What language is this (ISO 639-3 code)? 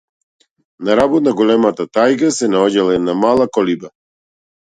mkd